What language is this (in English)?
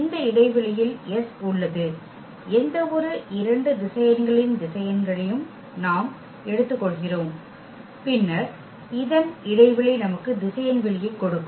Tamil